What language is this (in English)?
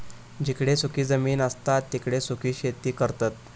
Marathi